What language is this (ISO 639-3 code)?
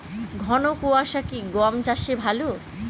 ben